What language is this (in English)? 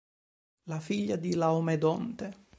Italian